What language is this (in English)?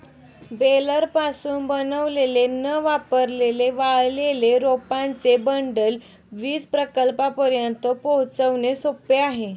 Marathi